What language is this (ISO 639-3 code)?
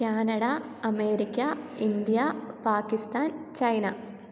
mal